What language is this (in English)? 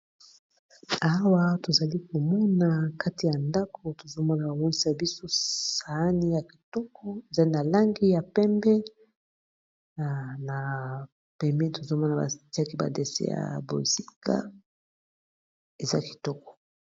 Lingala